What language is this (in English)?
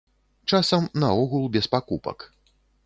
Belarusian